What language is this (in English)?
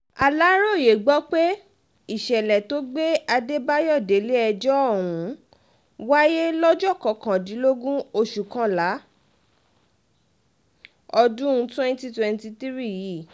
Yoruba